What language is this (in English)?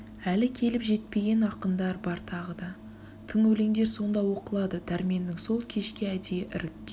Kazakh